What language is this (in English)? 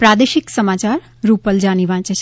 Gujarati